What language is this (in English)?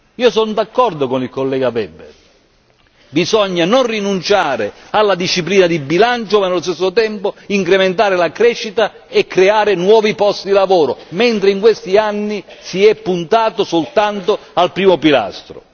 Italian